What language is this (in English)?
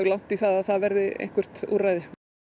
Icelandic